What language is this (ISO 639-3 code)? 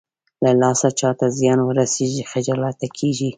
pus